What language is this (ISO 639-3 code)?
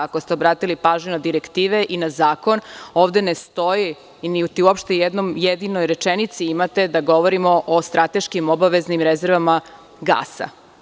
srp